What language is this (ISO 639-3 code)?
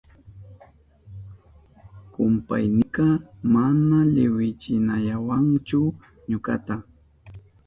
qup